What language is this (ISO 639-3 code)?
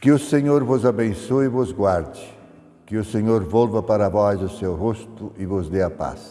por